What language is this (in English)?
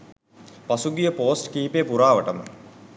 Sinhala